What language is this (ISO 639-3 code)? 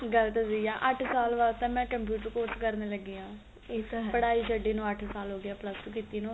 pan